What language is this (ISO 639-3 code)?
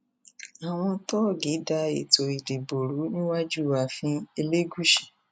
yor